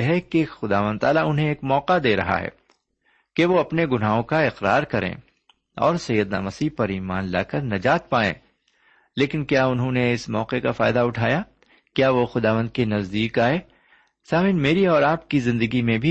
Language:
Urdu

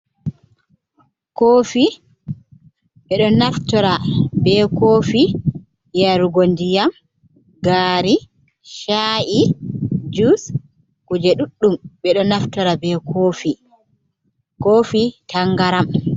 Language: Fula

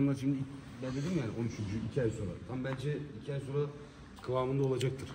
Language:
Turkish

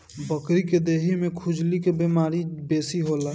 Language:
Bhojpuri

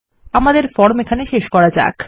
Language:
Bangla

